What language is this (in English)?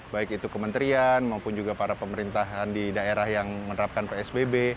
Indonesian